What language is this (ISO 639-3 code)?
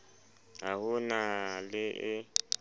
sot